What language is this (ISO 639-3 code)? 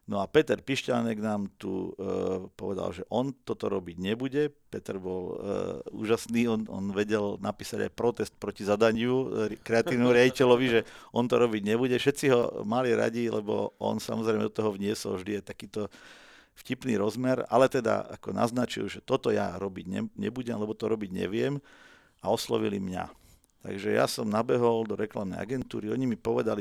slk